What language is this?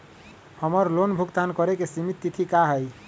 Magahi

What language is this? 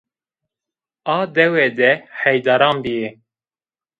Zaza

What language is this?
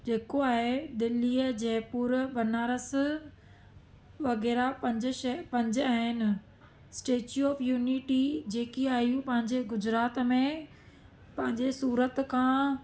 Sindhi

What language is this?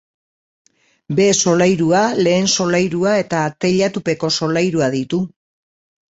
Basque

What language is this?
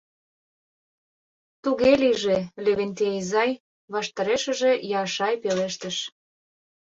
Mari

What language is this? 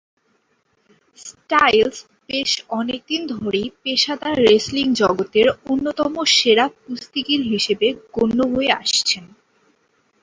Bangla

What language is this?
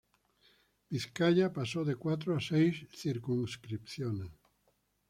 Spanish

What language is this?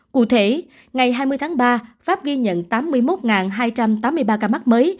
Vietnamese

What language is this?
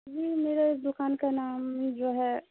Urdu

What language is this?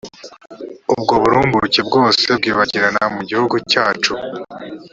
Kinyarwanda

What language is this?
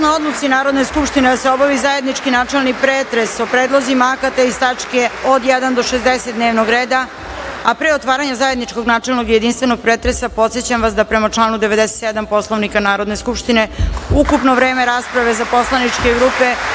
Serbian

